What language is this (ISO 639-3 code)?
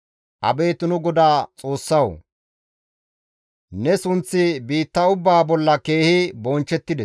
gmv